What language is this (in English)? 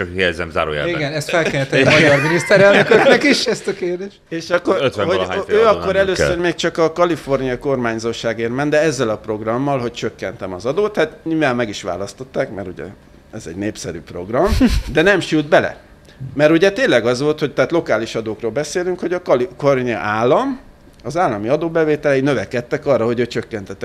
Hungarian